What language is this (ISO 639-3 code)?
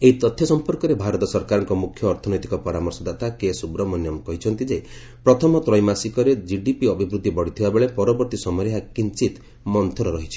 ori